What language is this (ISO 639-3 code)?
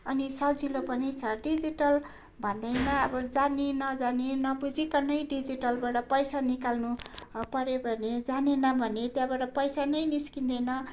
nep